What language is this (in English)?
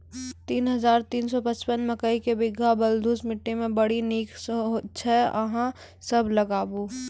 Maithili